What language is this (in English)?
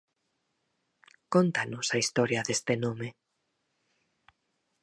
Galician